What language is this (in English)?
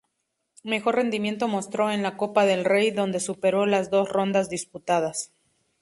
Spanish